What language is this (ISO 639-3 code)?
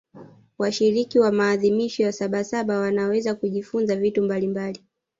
swa